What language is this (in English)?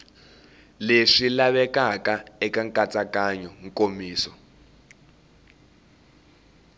Tsonga